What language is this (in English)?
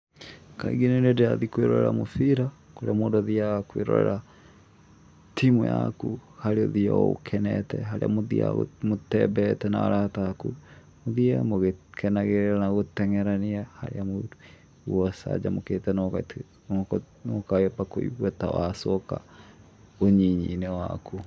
Kikuyu